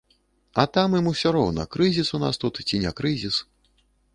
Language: Belarusian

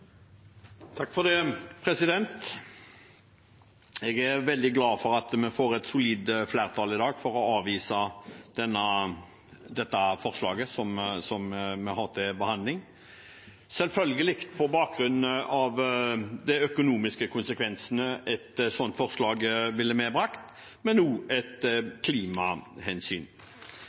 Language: Norwegian Bokmål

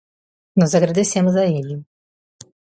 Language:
Portuguese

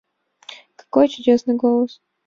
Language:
Mari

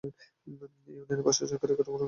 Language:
Bangla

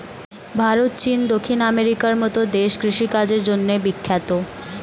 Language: Bangla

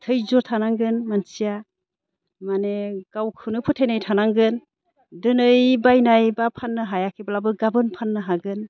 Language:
Bodo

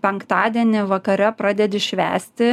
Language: Lithuanian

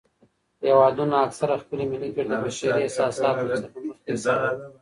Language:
Pashto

